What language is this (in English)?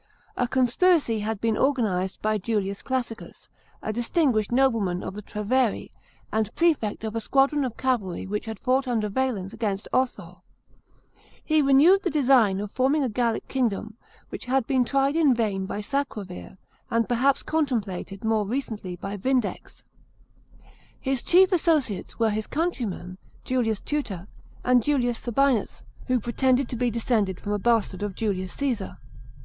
English